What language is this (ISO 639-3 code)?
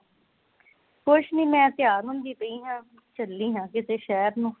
pan